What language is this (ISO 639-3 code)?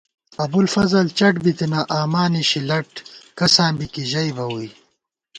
gwt